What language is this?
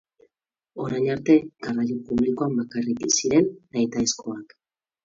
Basque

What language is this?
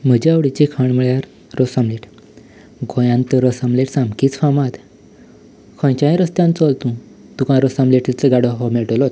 Konkani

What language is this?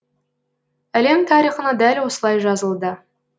Kazakh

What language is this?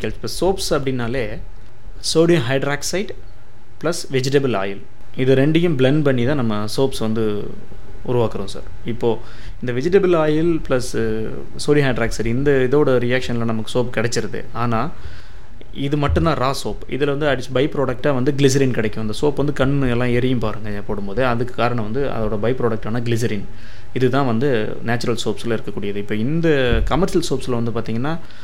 Tamil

